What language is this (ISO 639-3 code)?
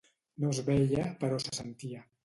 cat